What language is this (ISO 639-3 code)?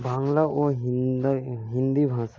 ben